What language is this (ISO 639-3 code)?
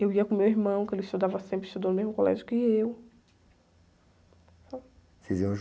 por